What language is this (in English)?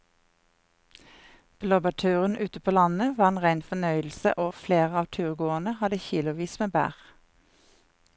Norwegian